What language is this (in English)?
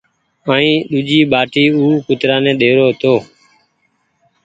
Goaria